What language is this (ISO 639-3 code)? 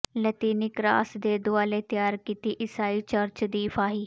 pan